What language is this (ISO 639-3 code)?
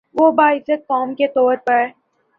urd